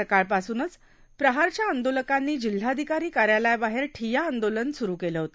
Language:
Marathi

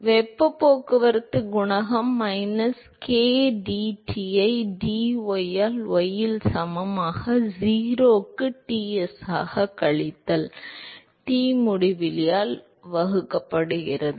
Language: Tamil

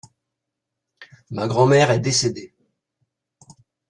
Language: French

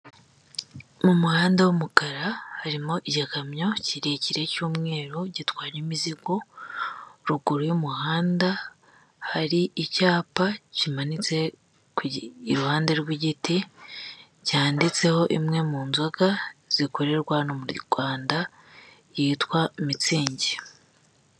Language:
Kinyarwanda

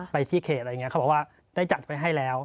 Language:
Thai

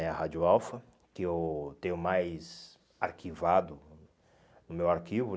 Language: Portuguese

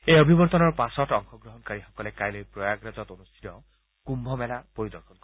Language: Assamese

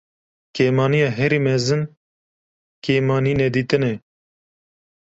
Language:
Kurdish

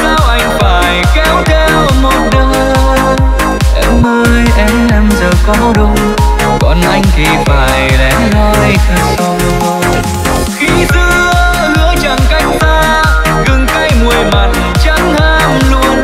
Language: Vietnamese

